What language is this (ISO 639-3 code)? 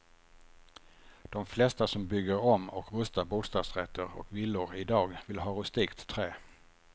swe